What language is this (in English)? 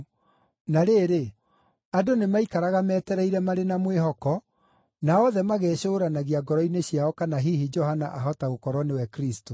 Kikuyu